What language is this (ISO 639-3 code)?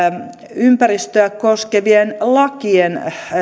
fin